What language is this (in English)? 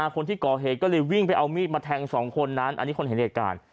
Thai